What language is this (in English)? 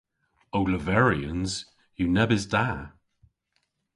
Cornish